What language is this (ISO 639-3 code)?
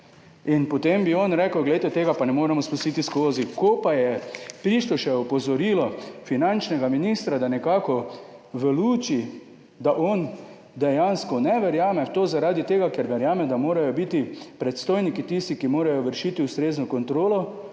slv